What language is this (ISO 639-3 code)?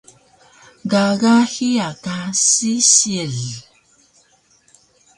trv